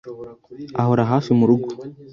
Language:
Kinyarwanda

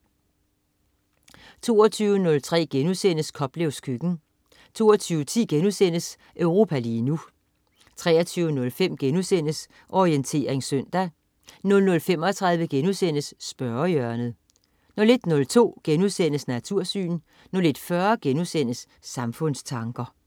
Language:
Danish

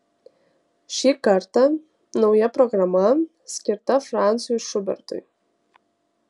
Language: Lithuanian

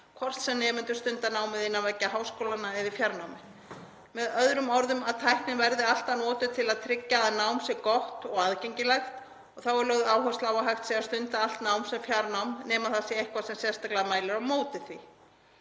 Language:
Icelandic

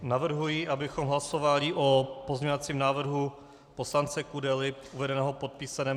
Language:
Czech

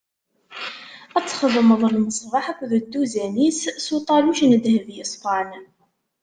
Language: Kabyle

